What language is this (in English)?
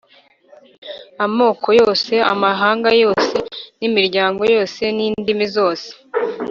Kinyarwanda